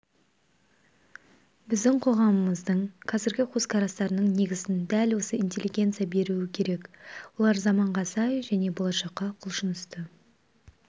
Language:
Kazakh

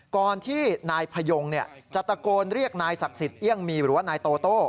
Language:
Thai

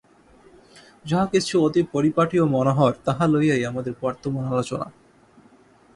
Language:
Bangla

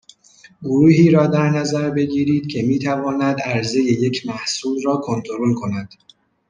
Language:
Persian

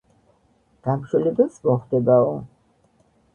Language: Georgian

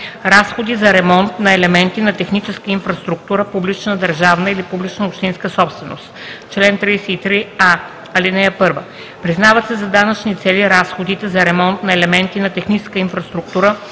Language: Bulgarian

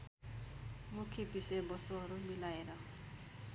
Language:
Nepali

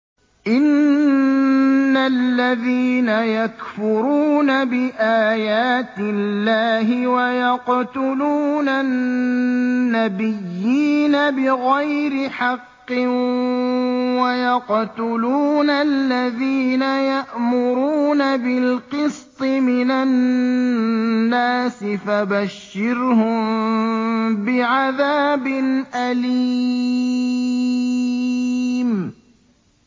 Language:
Arabic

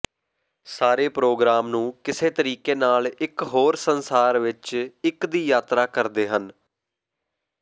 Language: Punjabi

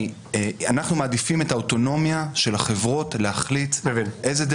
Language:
Hebrew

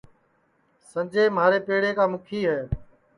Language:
Sansi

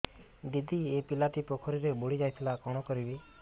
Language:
Odia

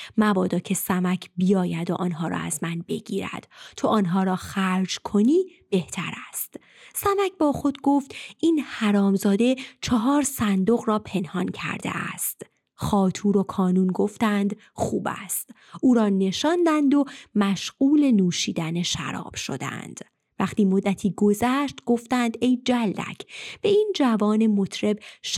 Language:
Persian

